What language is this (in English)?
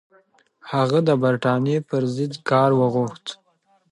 Pashto